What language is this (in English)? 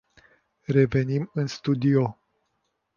Romanian